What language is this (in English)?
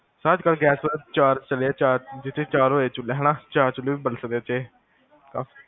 Punjabi